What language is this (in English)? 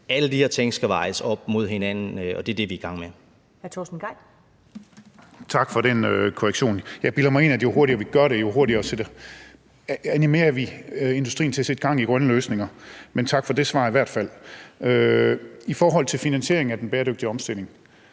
Danish